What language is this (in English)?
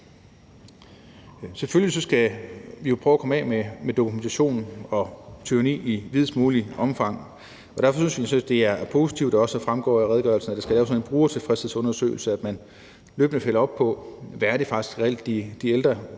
Danish